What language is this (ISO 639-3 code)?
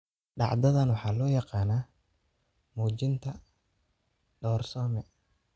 som